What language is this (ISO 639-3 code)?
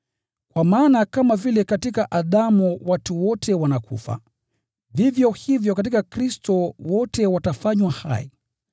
swa